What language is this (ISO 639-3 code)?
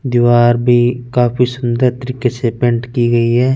hin